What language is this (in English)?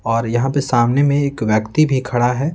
Hindi